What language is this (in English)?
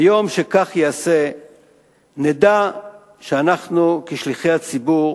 Hebrew